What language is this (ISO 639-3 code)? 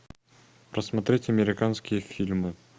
rus